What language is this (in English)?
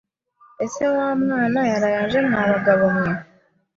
Kinyarwanda